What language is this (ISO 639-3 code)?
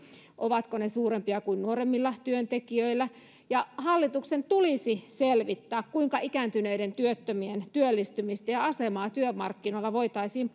fin